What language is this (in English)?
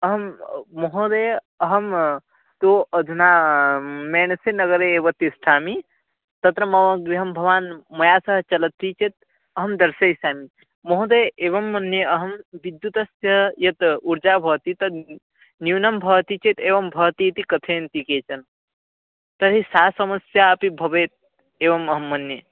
Sanskrit